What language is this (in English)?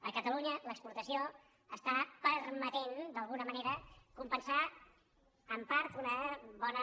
Catalan